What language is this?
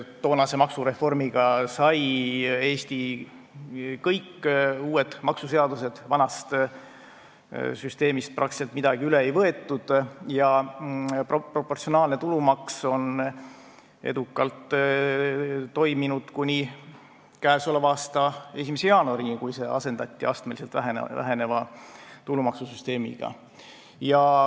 Estonian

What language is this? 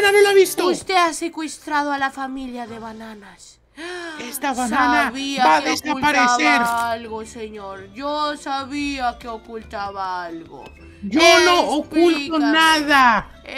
Spanish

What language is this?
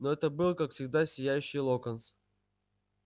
Russian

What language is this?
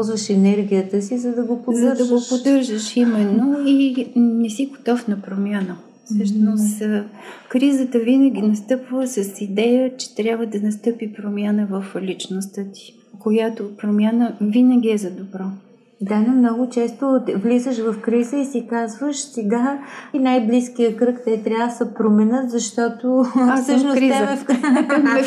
Bulgarian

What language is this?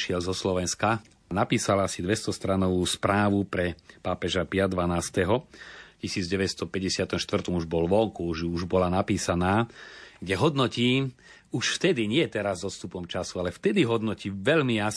Slovak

